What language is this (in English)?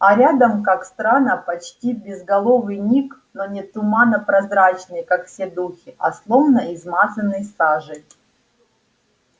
Russian